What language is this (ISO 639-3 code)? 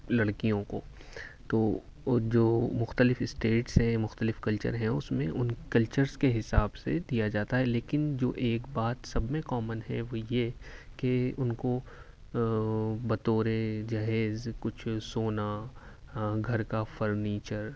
urd